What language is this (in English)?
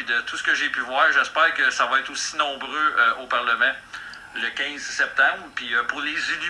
French